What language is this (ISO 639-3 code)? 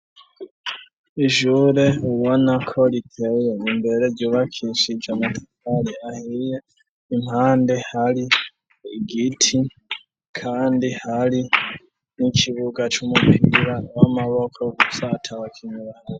run